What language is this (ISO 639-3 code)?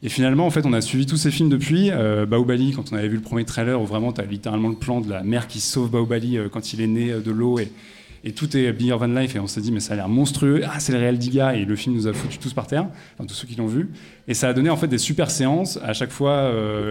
fra